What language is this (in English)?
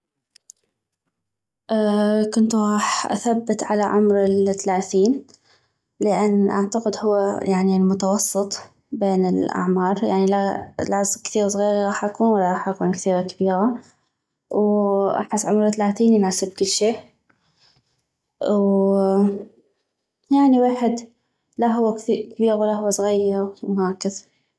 North Mesopotamian Arabic